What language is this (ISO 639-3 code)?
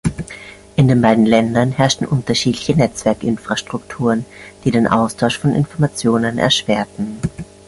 deu